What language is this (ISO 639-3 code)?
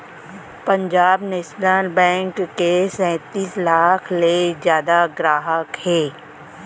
hne